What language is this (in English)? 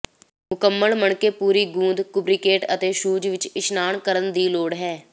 Punjabi